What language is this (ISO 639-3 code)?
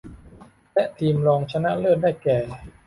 tha